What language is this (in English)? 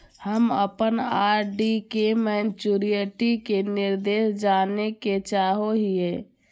Magahi